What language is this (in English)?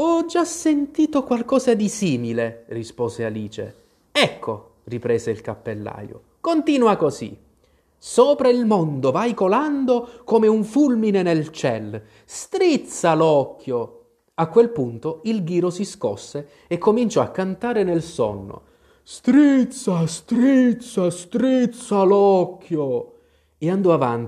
Italian